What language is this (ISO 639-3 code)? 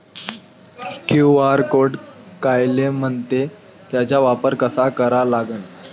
mar